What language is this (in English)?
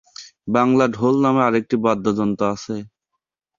Bangla